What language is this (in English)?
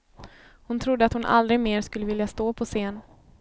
Swedish